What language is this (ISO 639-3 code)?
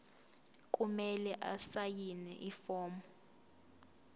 zul